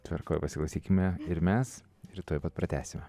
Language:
Lithuanian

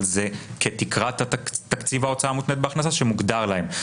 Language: Hebrew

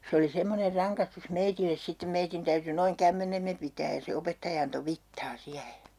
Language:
Finnish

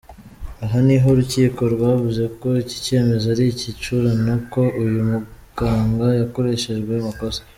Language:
Kinyarwanda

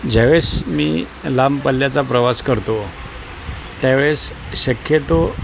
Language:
Marathi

